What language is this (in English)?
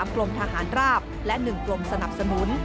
Thai